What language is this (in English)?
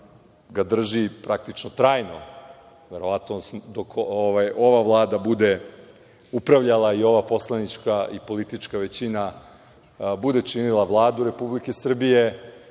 Serbian